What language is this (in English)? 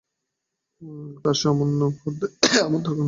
Bangla